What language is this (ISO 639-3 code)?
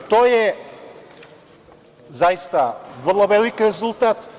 srp